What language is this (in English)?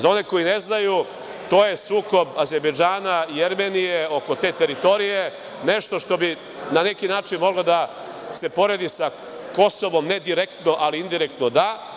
Serbian